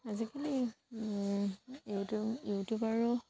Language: Assamese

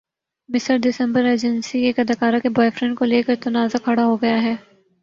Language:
Urdu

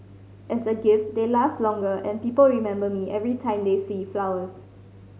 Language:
English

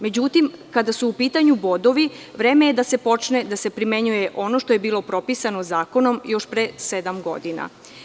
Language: Serbian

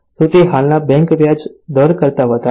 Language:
Gujarati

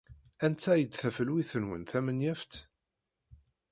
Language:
Kabyle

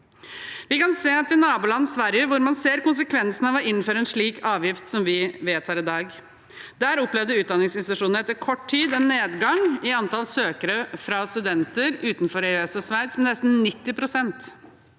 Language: Norwegian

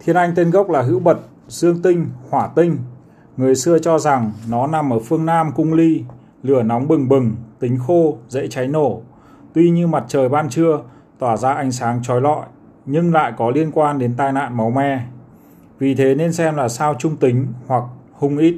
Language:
Vietnamese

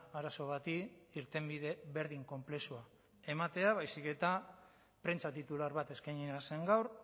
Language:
Basque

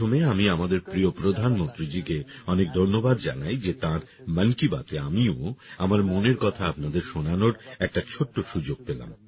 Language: Bangla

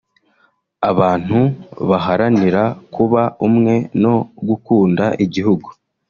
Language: Kinyarwanda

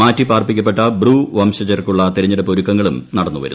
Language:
Malayalam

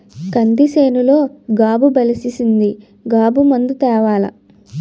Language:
Telugu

